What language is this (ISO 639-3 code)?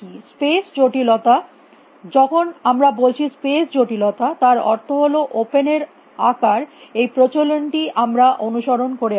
ben